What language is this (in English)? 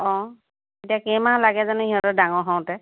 Assamese